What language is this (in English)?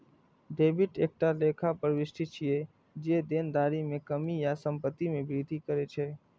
Maithili